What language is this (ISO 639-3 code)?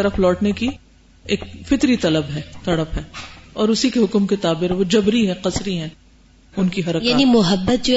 urd